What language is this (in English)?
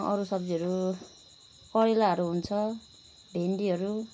Nepali